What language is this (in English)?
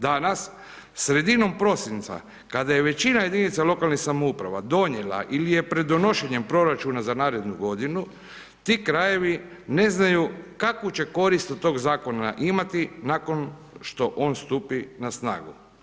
Croatian